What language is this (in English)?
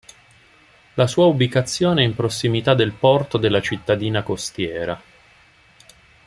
Italian